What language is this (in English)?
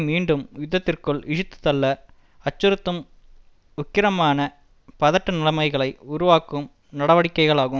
Tamil